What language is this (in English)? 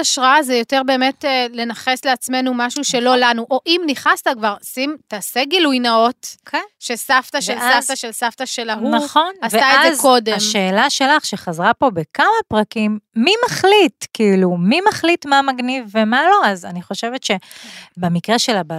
Hebrew